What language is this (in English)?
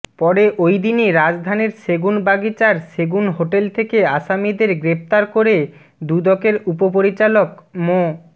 Bangla